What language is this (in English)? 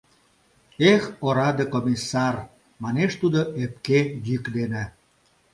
Mari